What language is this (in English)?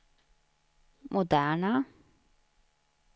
Swedish